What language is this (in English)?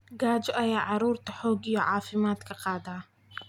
Somali